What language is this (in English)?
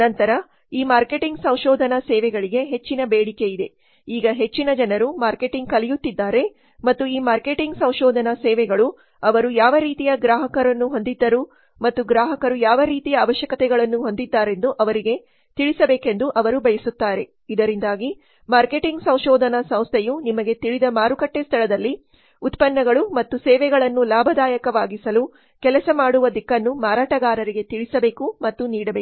Kannada